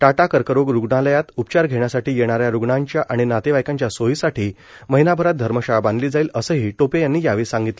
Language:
Marathi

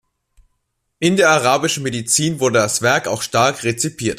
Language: German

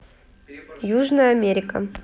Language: Russian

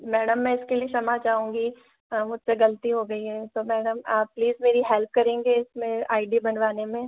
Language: Hindi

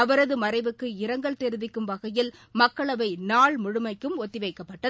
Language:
Tamil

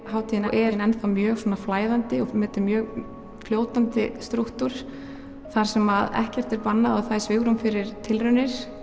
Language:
Icelandic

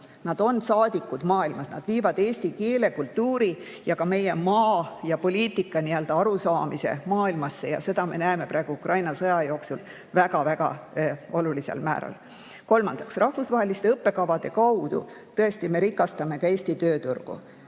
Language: Estonian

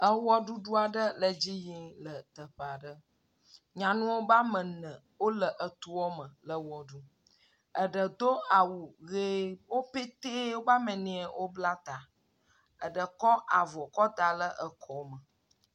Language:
Ewe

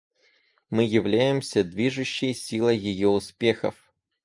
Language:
Russian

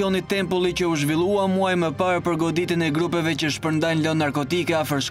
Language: Romanian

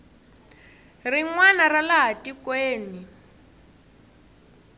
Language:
Tsonga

